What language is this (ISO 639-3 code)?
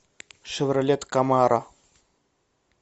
rus